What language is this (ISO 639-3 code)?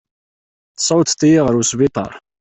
kab